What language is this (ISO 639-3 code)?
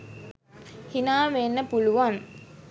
sin